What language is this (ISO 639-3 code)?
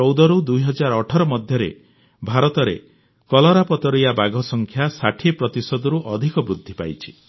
ori